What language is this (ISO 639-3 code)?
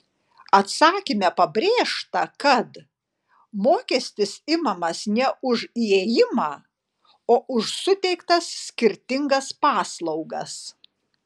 lit